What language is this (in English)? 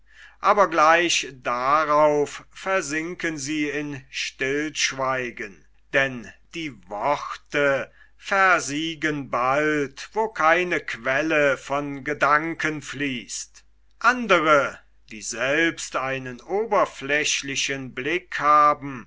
German